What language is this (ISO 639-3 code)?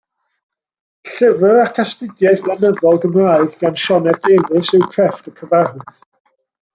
cym